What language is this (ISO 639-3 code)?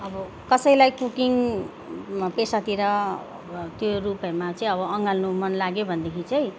nep